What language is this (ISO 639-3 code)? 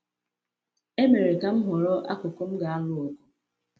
ibo